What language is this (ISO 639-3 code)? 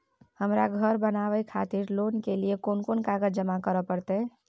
mai